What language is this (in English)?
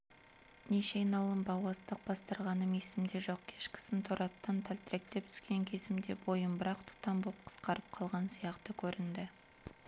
Kazakh